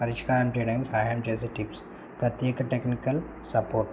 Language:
Telugu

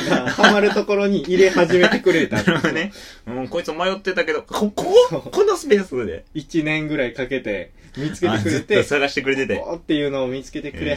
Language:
Japanese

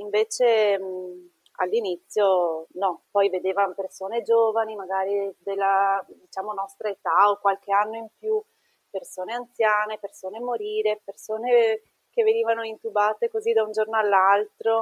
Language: Italian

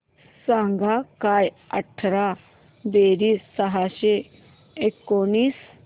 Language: Marathi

